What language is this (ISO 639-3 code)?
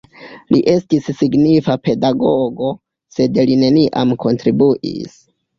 epo